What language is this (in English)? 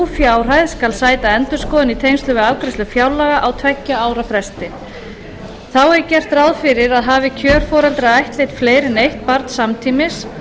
Icelandic